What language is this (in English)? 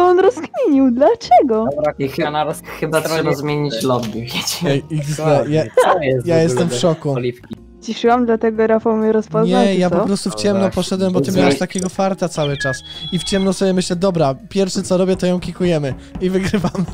Polish